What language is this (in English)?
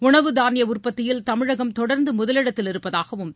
Tamil